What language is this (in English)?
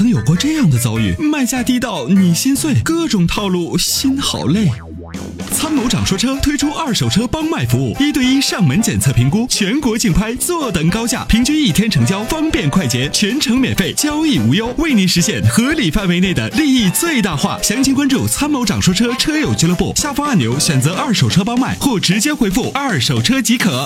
Chinese